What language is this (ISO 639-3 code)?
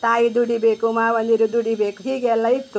kan